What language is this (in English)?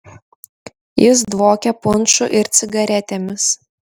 Lithuanian